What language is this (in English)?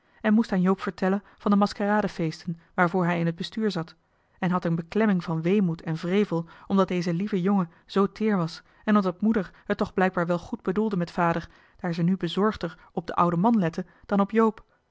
Dutch